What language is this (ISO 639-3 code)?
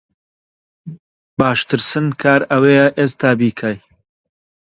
ckb